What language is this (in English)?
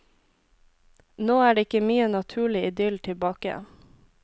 Norwegian